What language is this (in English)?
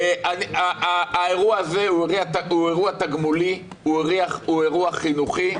Hebrew